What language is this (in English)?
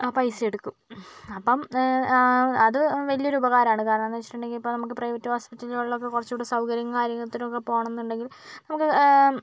Malayalam